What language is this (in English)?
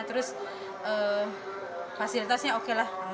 Indonesian